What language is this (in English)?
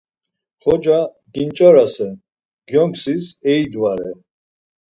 Laz